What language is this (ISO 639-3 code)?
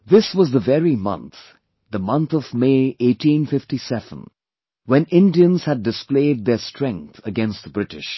eng